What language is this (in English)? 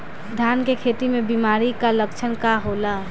Bhojpuri